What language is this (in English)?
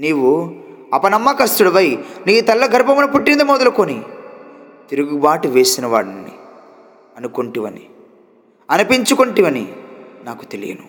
Telugu